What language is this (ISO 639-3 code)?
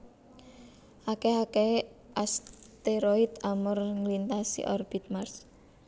jav